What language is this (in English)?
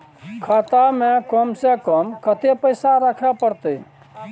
Maithili